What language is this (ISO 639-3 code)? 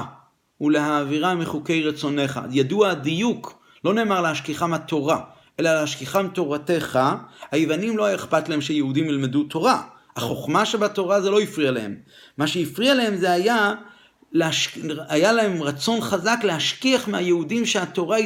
heb